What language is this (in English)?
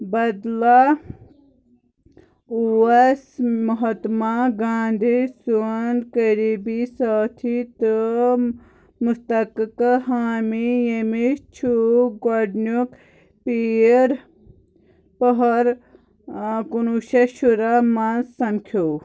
Kashmiri